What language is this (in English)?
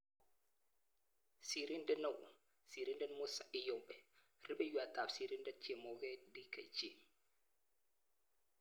Kalenjin